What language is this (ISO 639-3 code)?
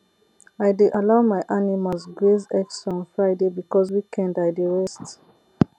pcm